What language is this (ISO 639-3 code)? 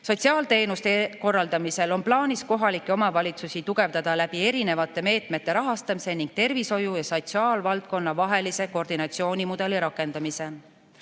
est